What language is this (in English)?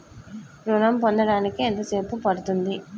Telugu